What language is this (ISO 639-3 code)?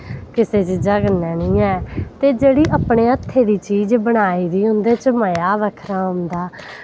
doi